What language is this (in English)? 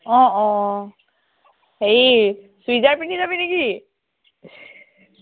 Assamese